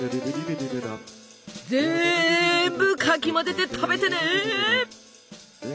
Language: Japanese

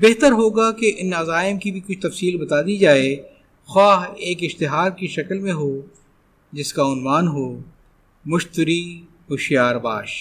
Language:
Urdu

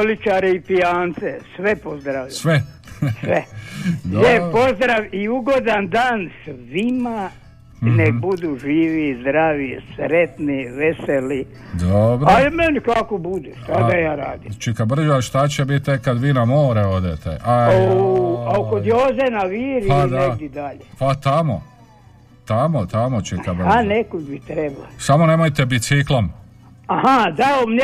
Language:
Croatian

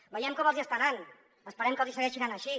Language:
Catalan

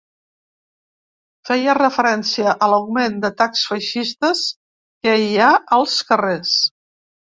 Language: Catalan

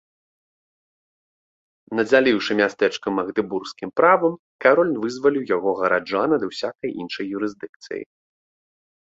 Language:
Belarusian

